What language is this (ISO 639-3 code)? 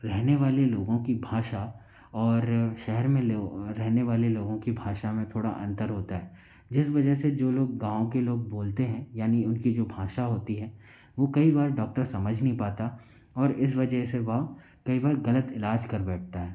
hin